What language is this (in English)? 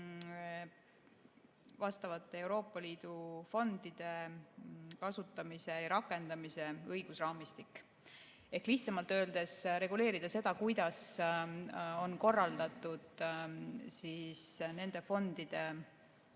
Estonian